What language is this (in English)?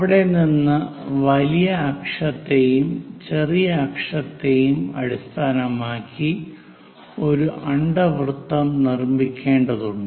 Malayalam